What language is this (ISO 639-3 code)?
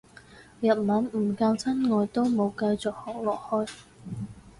yue